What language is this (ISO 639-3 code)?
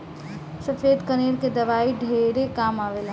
bho